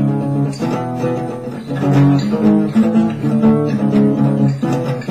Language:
English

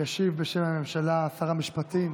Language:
Hebrew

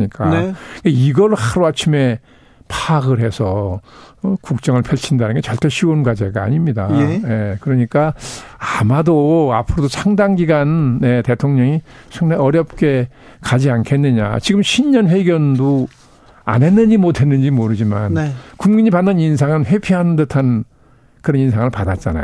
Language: Korean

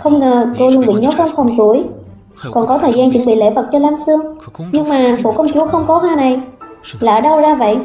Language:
Vietnamese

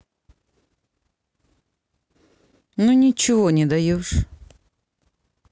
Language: Russian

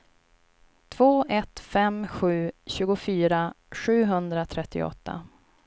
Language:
Swedish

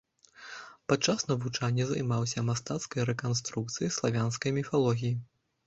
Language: Belarusian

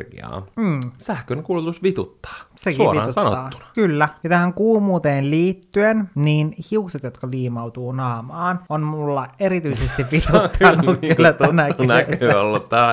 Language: Finnish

